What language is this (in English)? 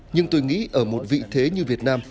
Vietnamese